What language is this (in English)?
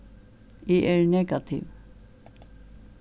Faroese